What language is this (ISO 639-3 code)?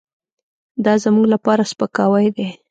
pus